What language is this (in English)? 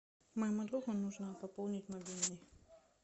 Russian